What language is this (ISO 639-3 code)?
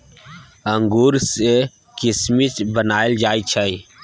mai